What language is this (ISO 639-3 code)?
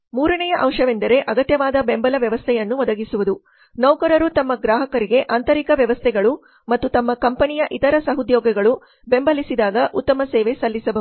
kan